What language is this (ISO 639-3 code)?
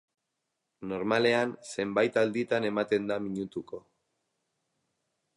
eus